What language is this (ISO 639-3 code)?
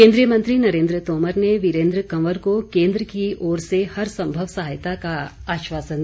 hin